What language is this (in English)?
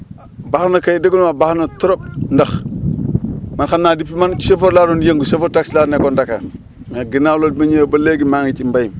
Wolof